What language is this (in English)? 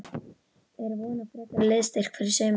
Icelandic